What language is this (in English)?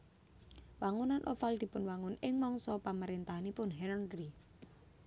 Javanese